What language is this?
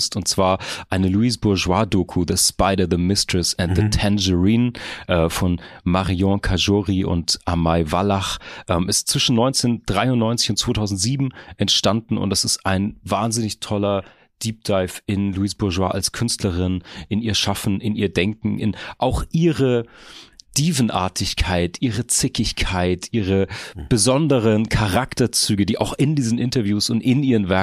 German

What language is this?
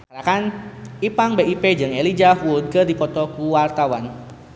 Sundanese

